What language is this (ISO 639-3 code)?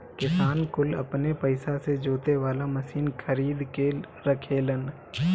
bho